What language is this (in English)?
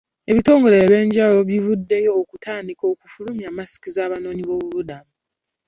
Ganda